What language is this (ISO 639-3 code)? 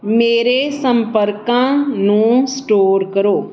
pan